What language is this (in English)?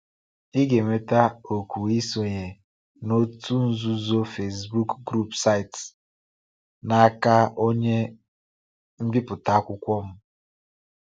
Igbo